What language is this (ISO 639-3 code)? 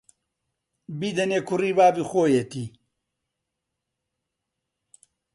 ckb